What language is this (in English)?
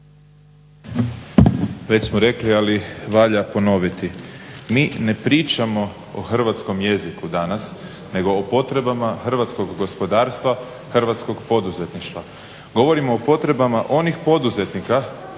Croatian